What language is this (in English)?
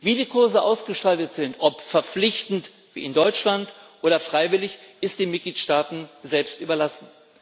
German